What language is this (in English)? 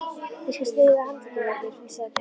Icelandic